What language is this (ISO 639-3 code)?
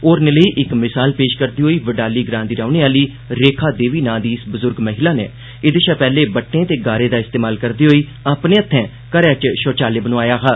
doi